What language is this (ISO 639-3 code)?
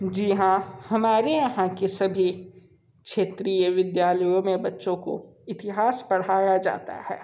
hin